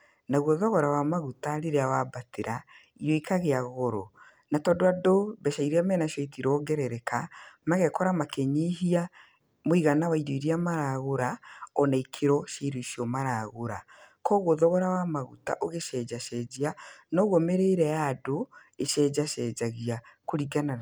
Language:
Kikuyu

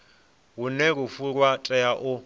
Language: Venda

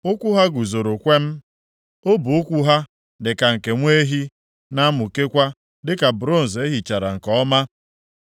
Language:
Igbo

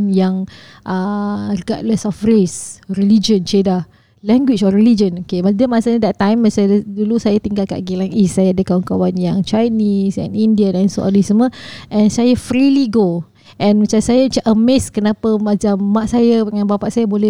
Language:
Malay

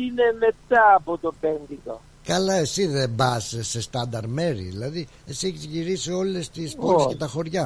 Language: Greek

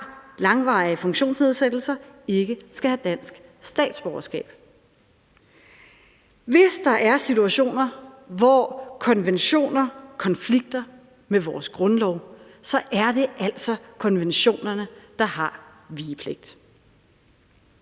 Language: Danish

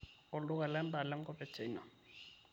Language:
Masai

